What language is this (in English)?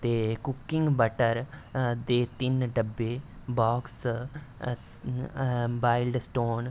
Dogri